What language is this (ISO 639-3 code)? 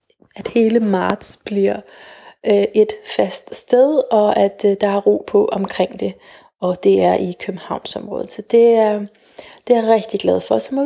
dan